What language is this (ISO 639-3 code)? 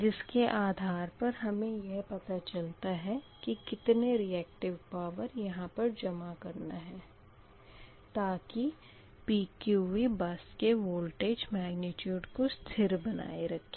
hin